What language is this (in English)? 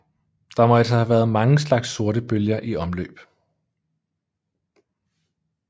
Danish